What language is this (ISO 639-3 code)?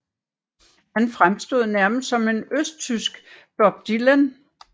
dan